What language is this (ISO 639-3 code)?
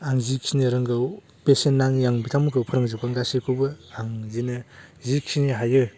brx